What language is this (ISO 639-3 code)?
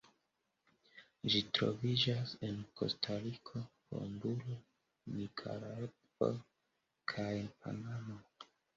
epo